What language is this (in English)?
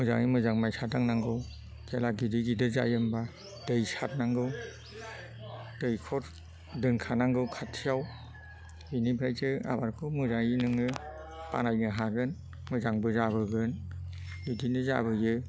Bodo